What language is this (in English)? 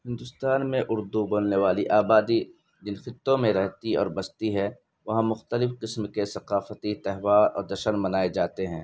Urdu